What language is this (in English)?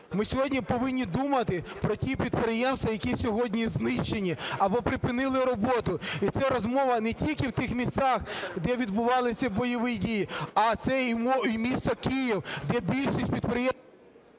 Ukrainian